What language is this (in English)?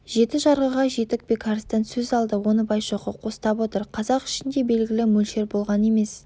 Kazakh